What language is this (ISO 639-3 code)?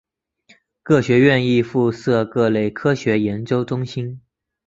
zho